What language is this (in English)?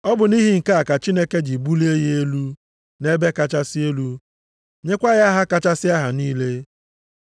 Igbo